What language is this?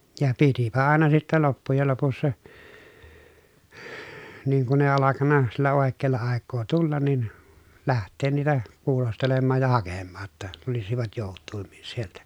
Finnish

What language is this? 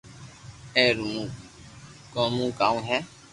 Loarki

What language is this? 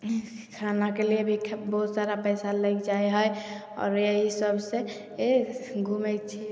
Maithili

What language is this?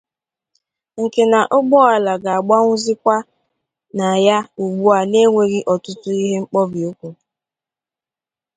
Igbo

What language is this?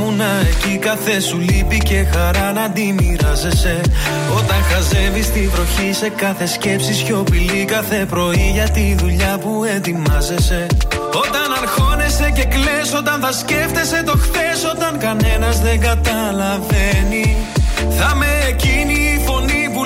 Greek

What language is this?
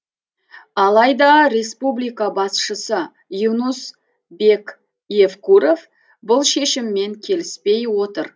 Kazakh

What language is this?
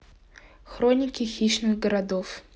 Russian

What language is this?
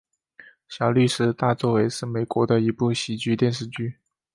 Chinese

